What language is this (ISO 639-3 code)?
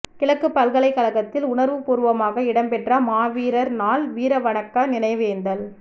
tam